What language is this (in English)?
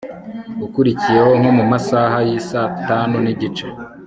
Kinyarwanda